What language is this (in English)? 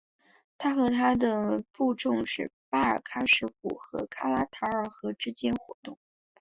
Chinese